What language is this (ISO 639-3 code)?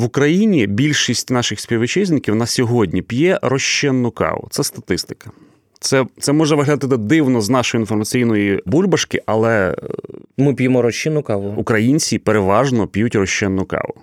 ukr